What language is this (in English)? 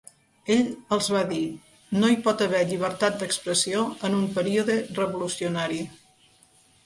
Catalan